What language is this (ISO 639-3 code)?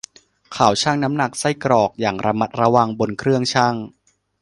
tha